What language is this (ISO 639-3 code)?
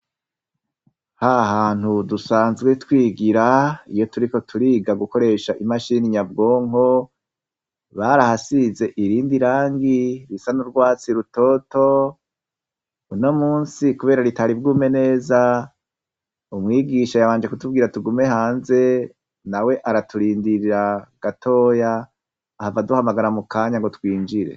run